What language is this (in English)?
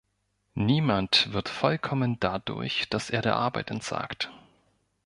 German